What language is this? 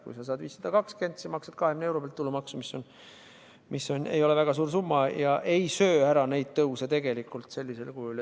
Estonian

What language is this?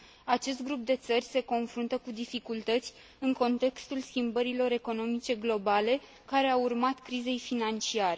Romanian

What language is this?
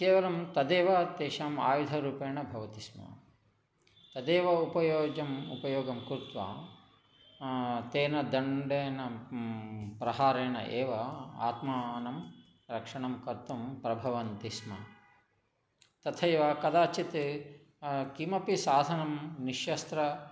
Sanskrit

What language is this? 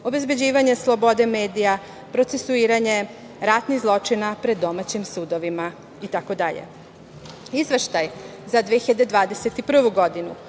Serbian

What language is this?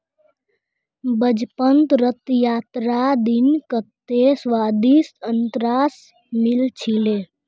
Magahi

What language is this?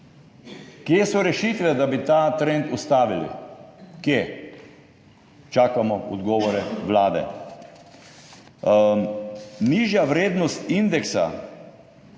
Slovenian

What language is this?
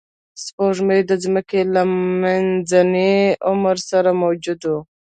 Pashto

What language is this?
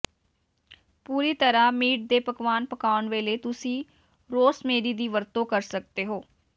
Punjabi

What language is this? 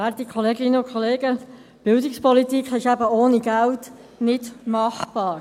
Swiss German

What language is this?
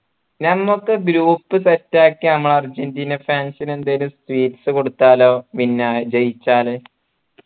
Malayalam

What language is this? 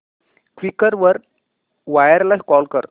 Marathi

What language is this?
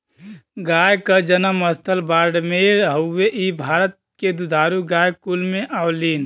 Bhojpuri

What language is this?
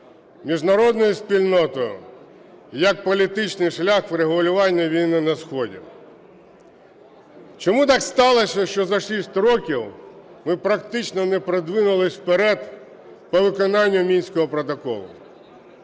Ukrainian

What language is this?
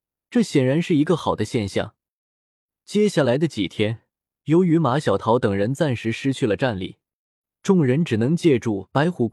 Chinese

